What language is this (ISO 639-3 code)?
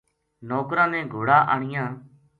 gju